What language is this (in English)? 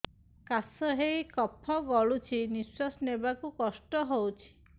Odia